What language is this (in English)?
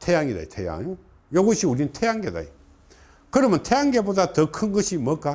Korean